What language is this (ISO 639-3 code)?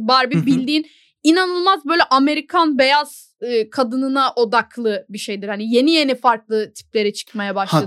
tur